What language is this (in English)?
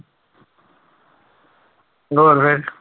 Punjabi